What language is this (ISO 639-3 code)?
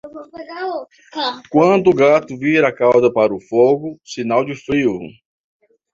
por